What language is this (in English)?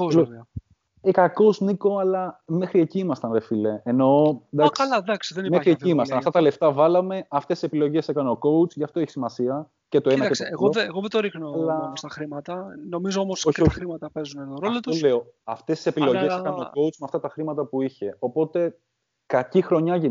Greek